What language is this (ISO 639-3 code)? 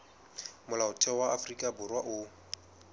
sot